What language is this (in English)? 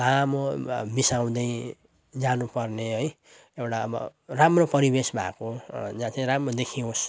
Nepali